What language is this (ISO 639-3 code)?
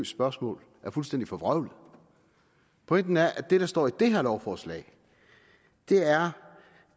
dan